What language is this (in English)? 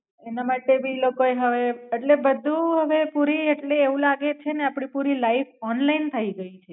Gujarati